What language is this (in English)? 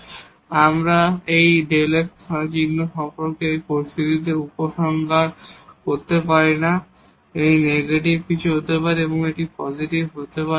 Bangla